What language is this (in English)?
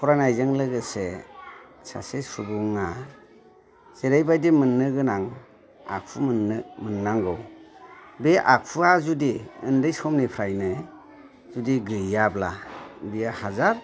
Bodo